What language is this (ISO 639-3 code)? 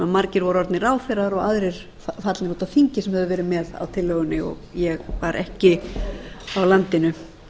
isl